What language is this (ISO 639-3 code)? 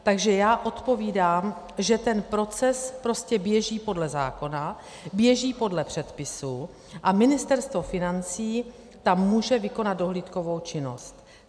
ces